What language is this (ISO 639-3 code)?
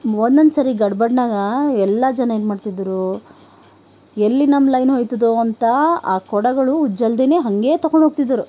kan